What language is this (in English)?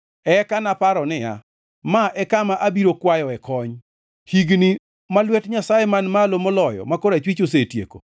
Luo (Kenya and Tanzania)